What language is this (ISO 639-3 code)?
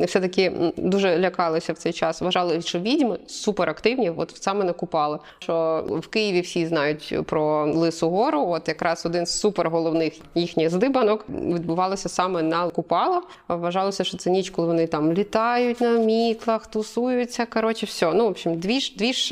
ukr